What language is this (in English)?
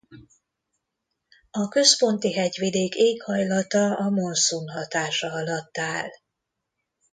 Hungarian